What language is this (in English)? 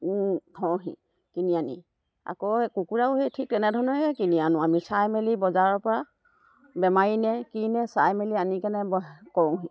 Assamese